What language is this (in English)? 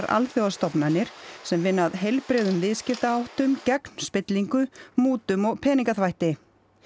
Icelandic